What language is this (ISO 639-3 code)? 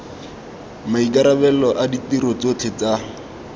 tsn